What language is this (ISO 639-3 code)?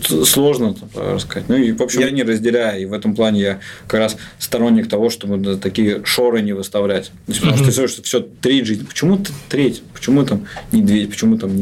rus